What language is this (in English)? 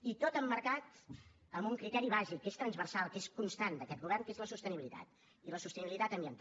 Catalan